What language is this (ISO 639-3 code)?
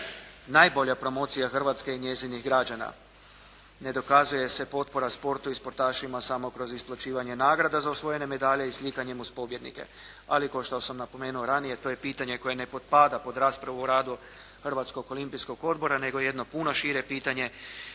hrv